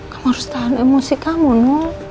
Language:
Indonesian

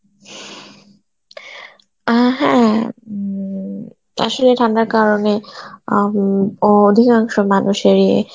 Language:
Bangla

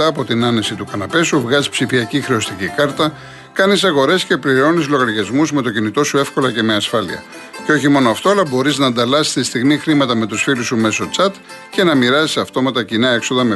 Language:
Greek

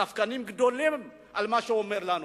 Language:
Hebrew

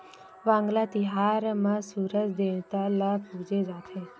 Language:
Chhattisgarhi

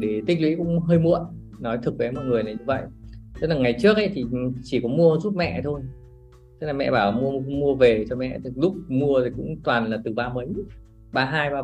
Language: Vietnamese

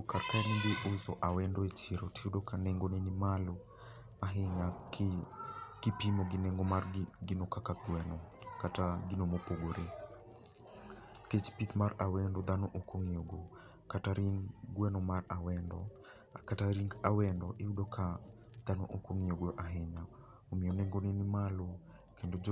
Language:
Luo (Kenya and Tanzania)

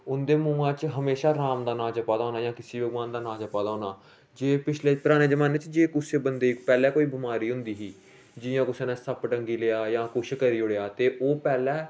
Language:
Dogri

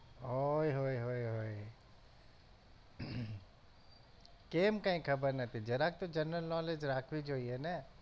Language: Gujarati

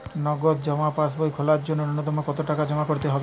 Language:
Bangla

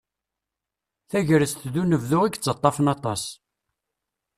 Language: Kabyle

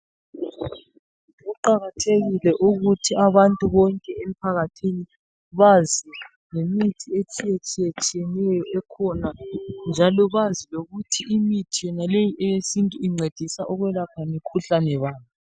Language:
North Ndebele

